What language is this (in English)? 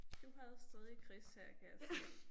Danish